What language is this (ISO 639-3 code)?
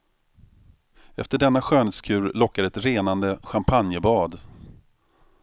swe